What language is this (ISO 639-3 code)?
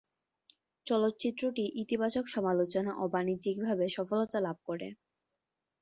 ben